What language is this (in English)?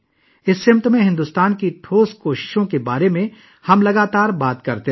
Urdu